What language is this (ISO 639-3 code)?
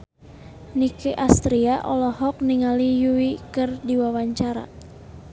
sun